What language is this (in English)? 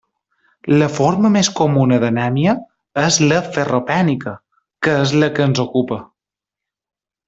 Catalan